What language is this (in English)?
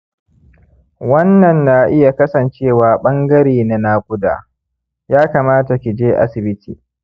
Hausa